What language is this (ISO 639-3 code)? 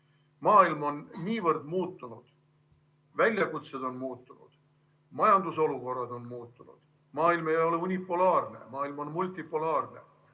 est